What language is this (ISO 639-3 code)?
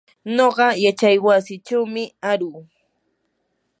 qur